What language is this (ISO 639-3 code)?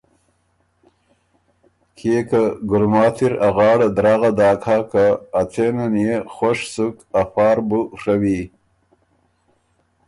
oru